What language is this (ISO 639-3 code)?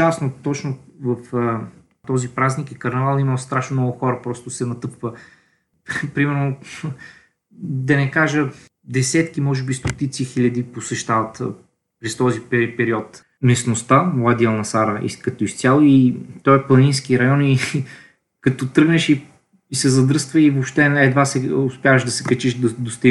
bul